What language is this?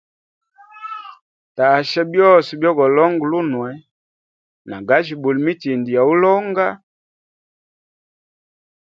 Hemba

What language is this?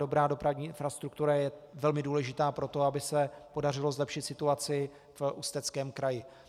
Czech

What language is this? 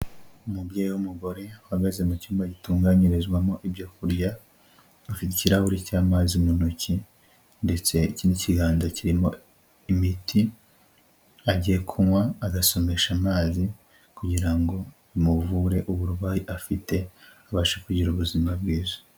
Kinyarwanda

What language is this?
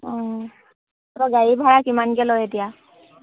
Assamese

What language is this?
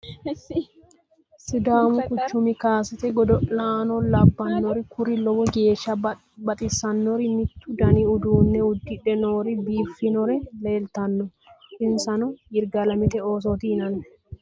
Sidamo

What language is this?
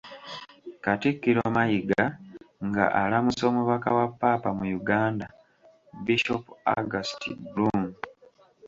Ganda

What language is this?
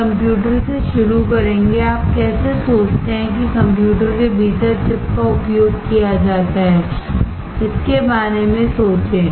Hindi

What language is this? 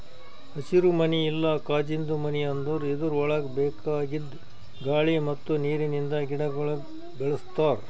Kannada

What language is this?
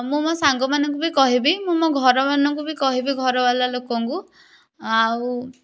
Odia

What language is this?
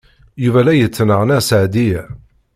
Kabyle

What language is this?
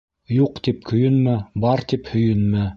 Bashkir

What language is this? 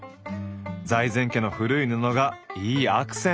Japanese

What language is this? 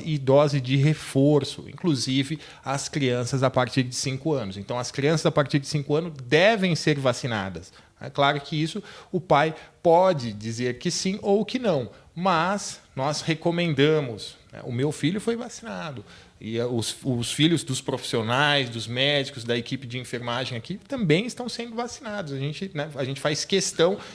Portuguese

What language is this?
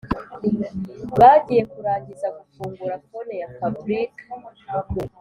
Kinyarwanda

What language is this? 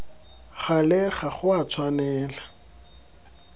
Tswana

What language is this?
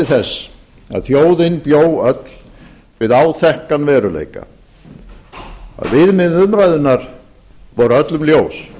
Icelandic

